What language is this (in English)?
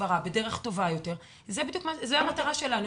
Hebrew